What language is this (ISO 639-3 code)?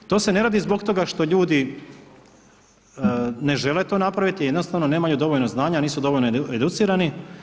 hrv